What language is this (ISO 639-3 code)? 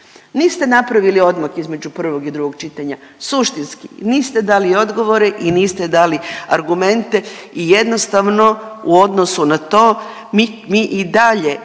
hrv